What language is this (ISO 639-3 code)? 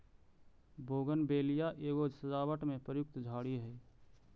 mag